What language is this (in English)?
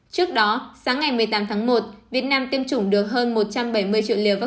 Vietnamese